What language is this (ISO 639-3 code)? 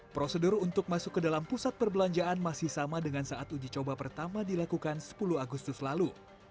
ind